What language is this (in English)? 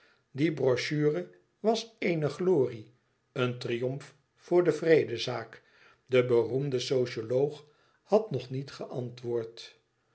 Dutch